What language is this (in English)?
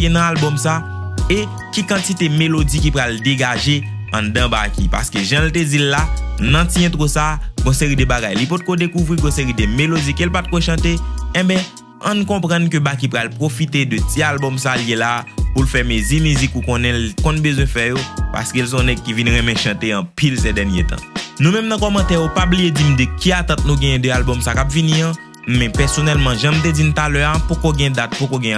French